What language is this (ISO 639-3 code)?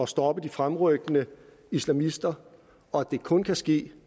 dan